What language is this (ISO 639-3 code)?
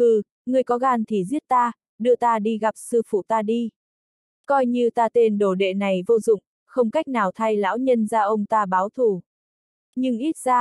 vie